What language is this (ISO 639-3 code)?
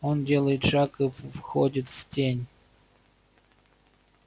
rus